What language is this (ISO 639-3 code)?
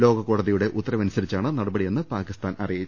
mal